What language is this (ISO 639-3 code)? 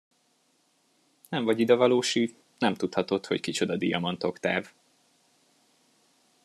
hun